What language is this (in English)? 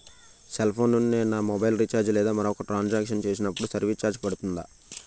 Telugu